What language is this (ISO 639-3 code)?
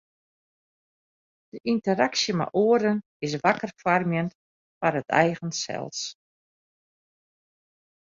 fry